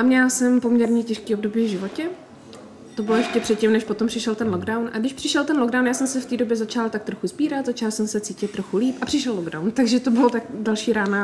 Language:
Czech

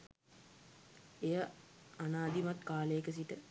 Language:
Sinhala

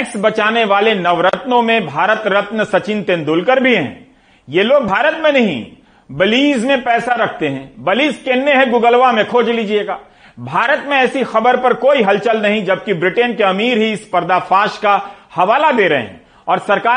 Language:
Hindi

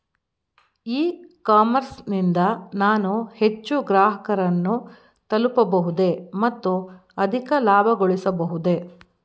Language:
Kannada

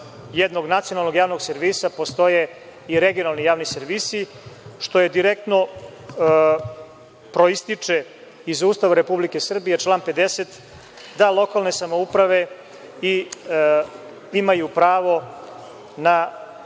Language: Serbian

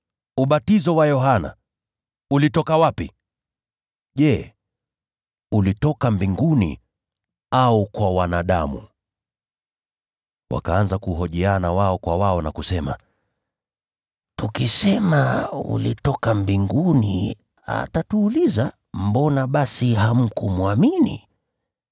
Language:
Swahili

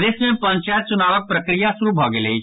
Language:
Maithili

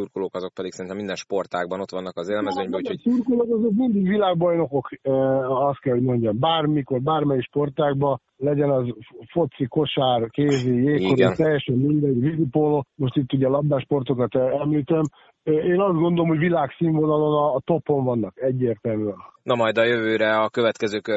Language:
Hungarian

